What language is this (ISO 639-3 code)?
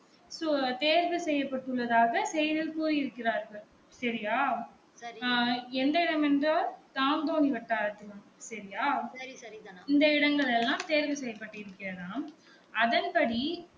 tam